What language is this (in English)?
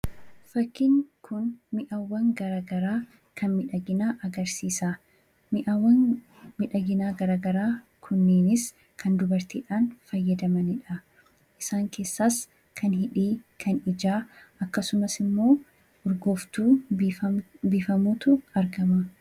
Oromo